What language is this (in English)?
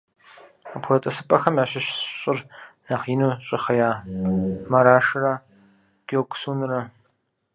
Kabardian